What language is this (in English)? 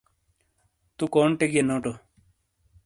Shina